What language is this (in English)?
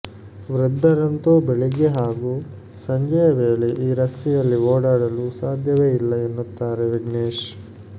Kannada